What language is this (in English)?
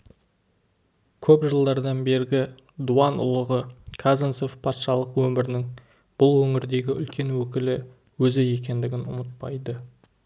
Kazakh